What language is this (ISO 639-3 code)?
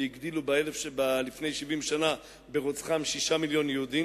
heb